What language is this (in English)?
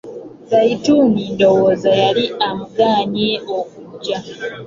Ganda